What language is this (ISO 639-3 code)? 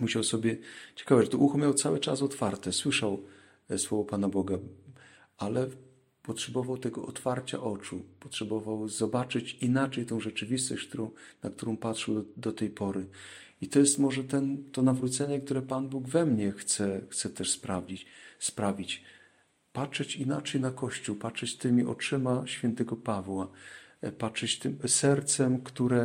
pol